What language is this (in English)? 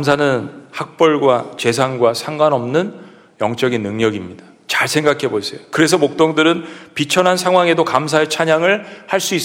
Korean